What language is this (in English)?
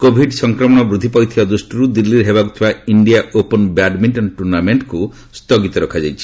Odia